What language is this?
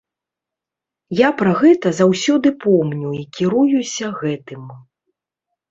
Belarusian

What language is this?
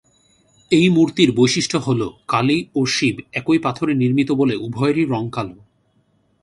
Bangla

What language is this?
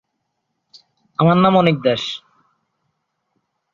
Bangla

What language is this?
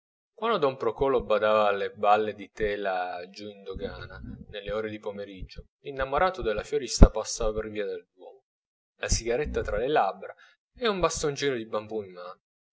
Italian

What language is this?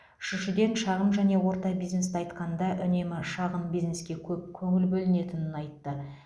Kazakh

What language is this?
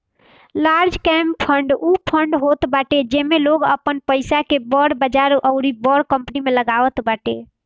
Bhojpuri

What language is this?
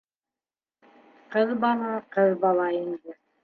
Bashkir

